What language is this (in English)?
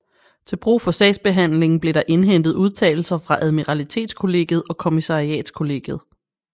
Danish